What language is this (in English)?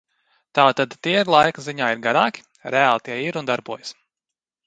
Latvian